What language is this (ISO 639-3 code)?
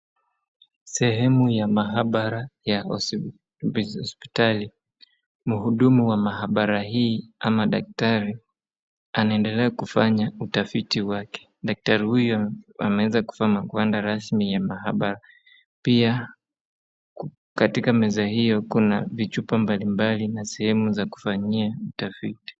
swa